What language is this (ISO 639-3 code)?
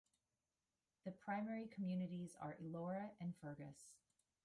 eng